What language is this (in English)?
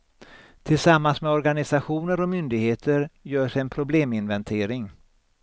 Swedish